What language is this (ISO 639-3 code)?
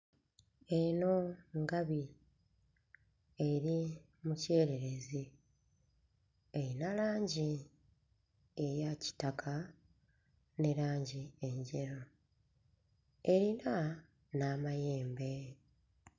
lug